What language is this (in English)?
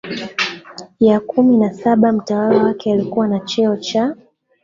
Swahili